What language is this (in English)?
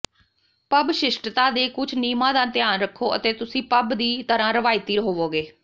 Punjabi